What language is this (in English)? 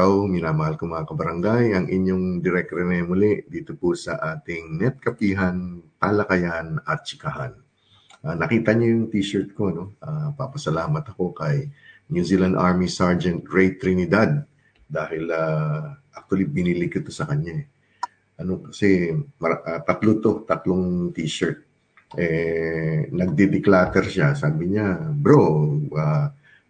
Filipino